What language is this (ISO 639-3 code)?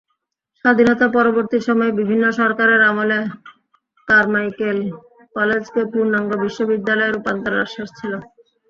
ben